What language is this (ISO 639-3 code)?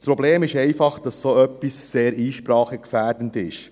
gsw